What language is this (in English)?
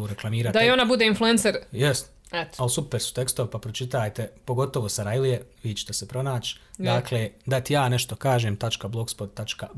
Croatian